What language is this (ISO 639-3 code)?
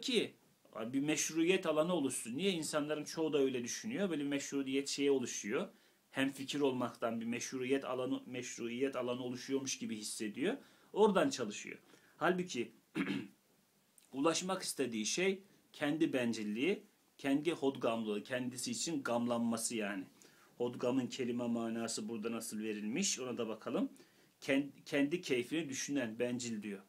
tur